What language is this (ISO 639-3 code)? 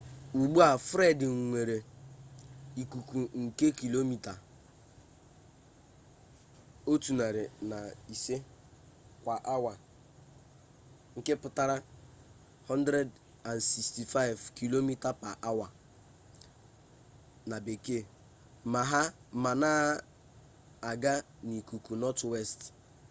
ibo